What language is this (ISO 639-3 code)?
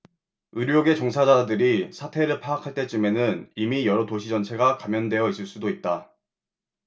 kor